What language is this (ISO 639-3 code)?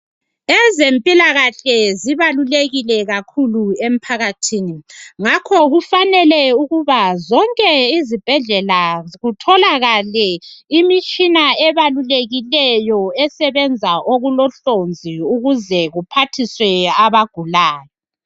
nde